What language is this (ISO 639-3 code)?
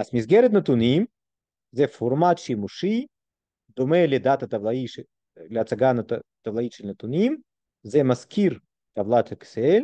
heb